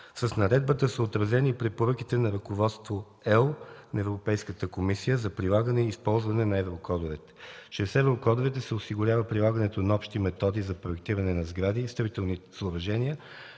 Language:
Bulgarian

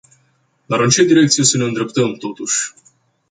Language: Romanian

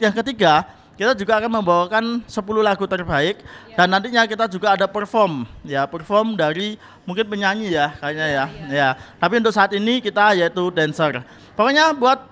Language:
Indonesian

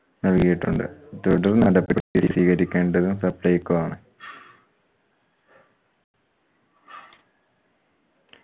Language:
Malayalam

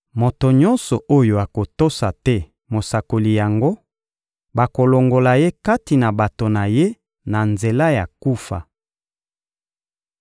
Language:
Lingala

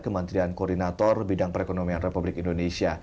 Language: Indonesian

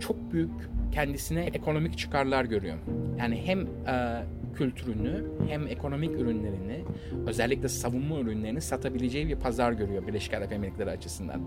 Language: Turkish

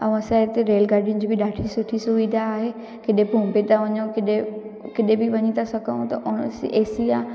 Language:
Sindhi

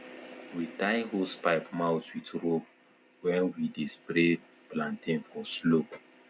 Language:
Nigerian Pidgin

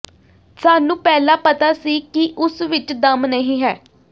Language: Punjabi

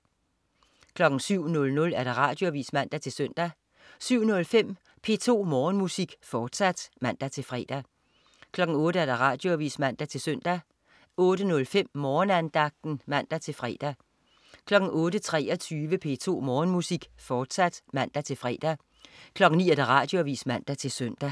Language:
Danish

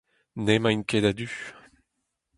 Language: Breton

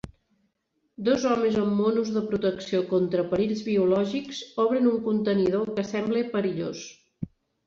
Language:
Catalan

